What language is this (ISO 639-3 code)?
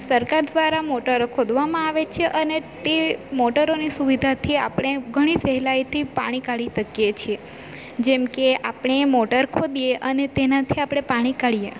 guj